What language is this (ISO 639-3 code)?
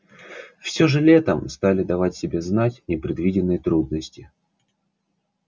rus